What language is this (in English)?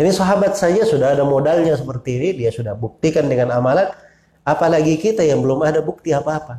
Indonesian